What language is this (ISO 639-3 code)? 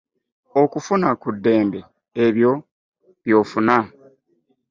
lug